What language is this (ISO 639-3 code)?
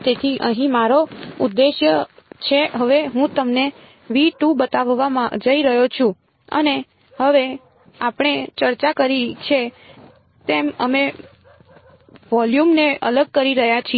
guj